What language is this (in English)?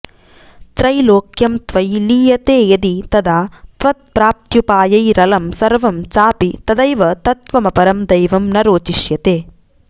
Sanskrit